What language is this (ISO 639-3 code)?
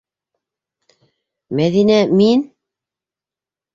bak